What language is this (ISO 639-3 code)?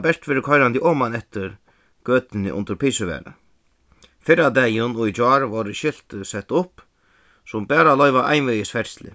fao